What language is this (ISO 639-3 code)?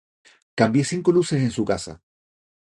spa